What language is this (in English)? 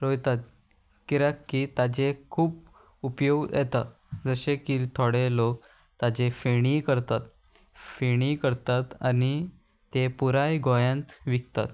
Konkani